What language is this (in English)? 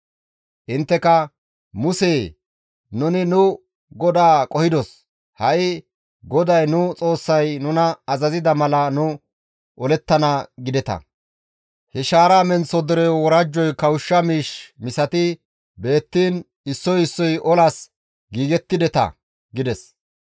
Gamo